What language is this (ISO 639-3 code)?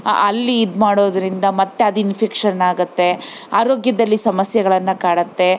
kan